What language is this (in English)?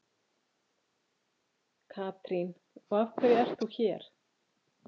Icelandic